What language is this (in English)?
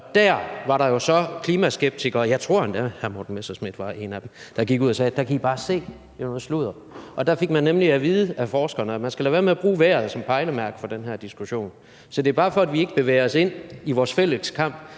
Danish